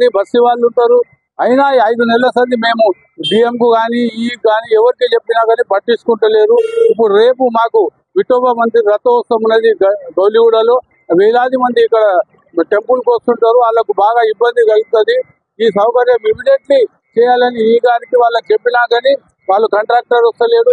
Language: Telugu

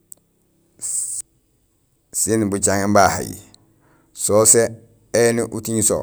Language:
Gusilay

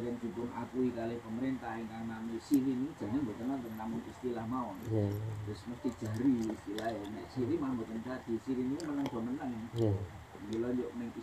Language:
Indonesian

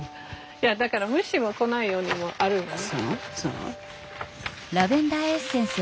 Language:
Japanese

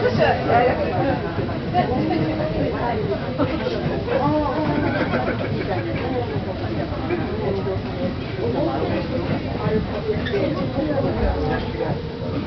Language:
Japanese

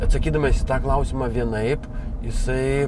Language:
Lithuanian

